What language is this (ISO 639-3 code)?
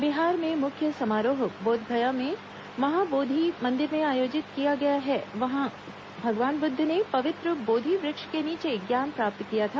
hin